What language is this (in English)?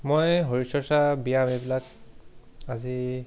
Assamese